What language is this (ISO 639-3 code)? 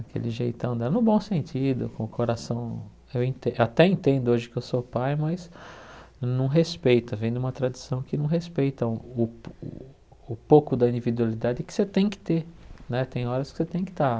por